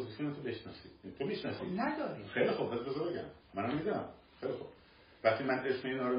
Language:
Persian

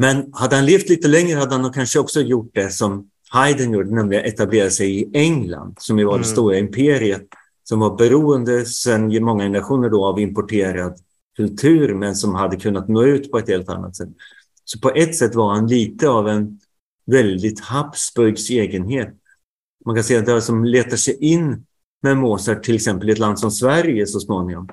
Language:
Swedish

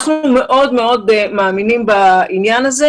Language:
Hebrew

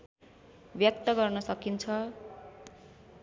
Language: Nepali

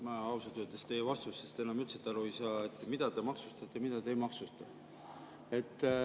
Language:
Estonian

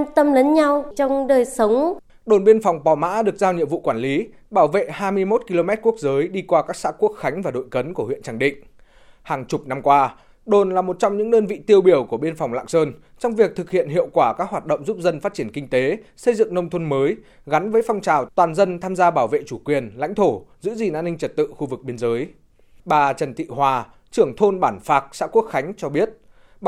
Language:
Vietnamese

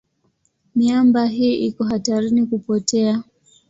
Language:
Swahili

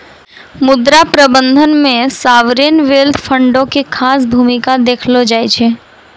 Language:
Maithili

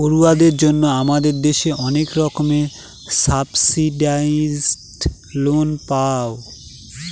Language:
Bangla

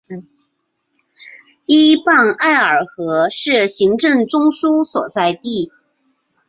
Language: Chinese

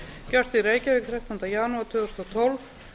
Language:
Icelandic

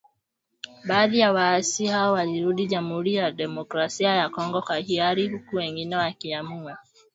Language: Swahili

